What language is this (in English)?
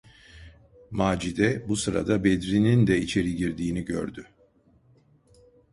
Turkish